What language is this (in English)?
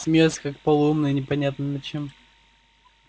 Russian